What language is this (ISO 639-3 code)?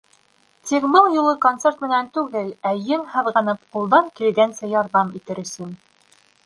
bak